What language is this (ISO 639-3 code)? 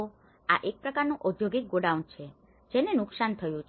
guj